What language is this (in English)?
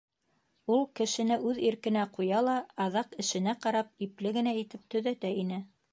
Bashkir